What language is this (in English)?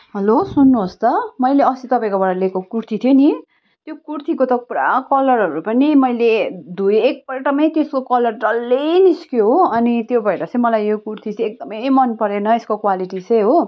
Nepali